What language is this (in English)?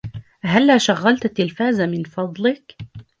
Arabic